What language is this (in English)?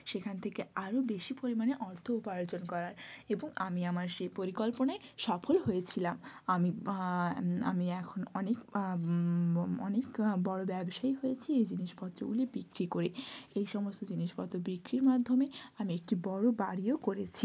Bangla